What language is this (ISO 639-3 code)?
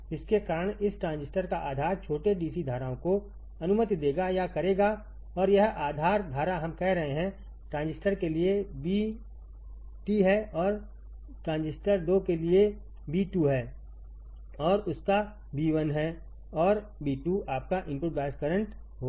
hin